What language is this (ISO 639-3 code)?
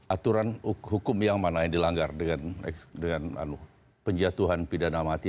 ind